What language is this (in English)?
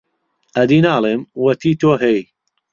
Central Kurdish